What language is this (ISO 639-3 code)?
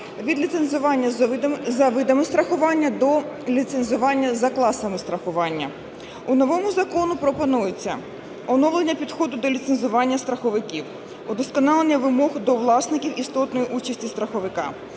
ukr